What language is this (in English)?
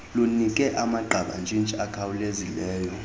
Xhosa